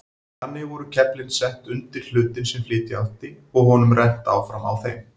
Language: Icelandic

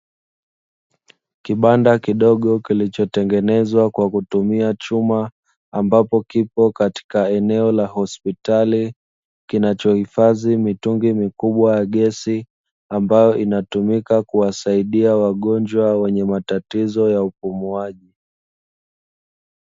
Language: Swahili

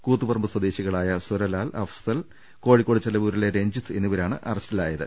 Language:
Malayalam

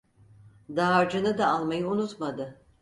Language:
Turkish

